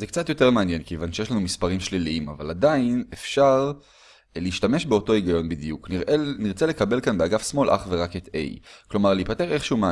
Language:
Hebrew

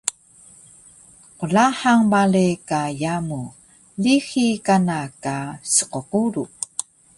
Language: Taroko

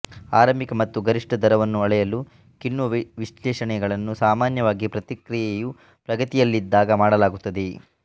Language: Kannada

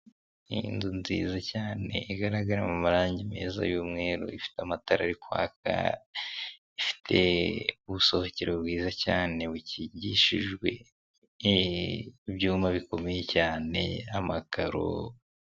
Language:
Kinyarwanda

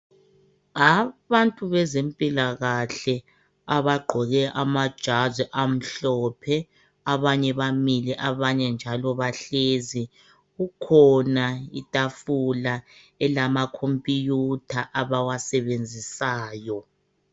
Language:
North Ndebele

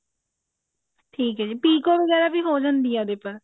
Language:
Punjabi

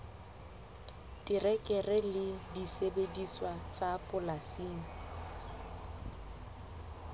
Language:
Southern Sotho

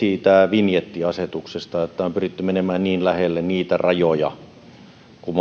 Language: Finnish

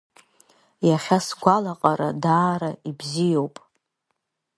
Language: Abkhazian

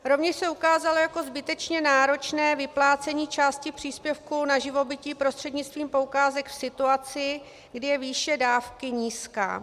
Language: Czech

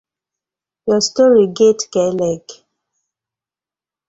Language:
Nigerian Pidgin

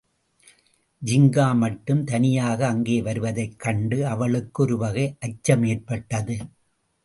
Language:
Tamil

